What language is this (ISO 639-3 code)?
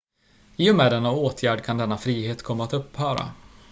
swe